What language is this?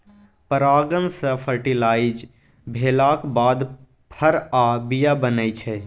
Maithili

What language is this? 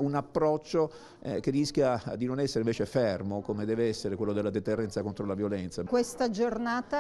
Italian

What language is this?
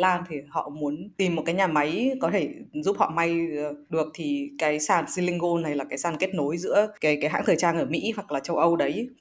Vietnamese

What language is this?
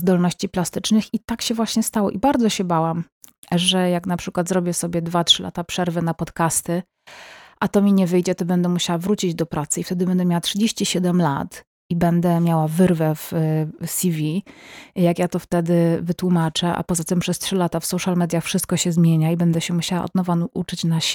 Polish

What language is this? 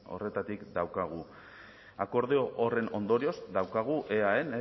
Basque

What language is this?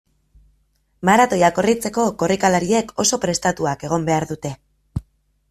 Basque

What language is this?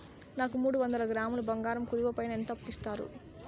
Telugu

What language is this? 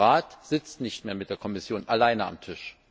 German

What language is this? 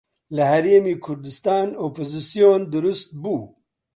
Central Kurdish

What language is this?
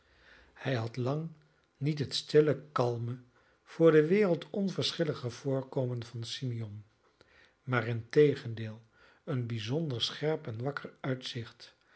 Dutch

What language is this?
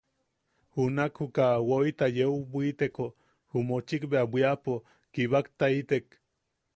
Yaqui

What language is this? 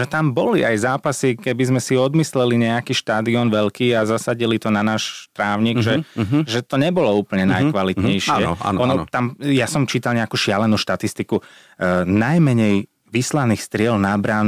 Slovak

